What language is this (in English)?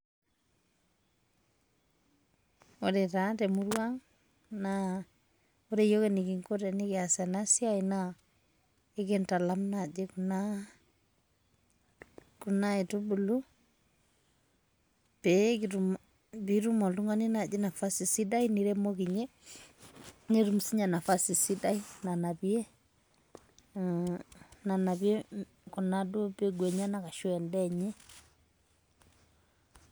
Masai